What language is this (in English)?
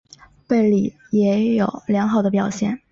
Chinese